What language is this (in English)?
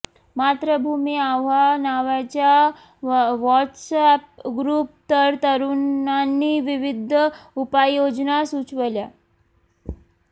Marathi